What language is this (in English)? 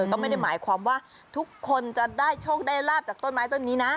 Thai